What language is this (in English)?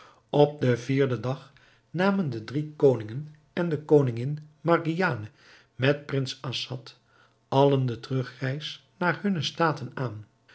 Dutch